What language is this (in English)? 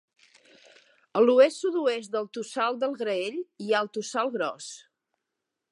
Catalan